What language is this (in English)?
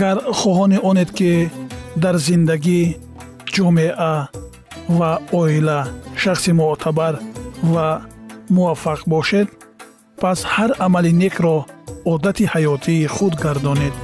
Persian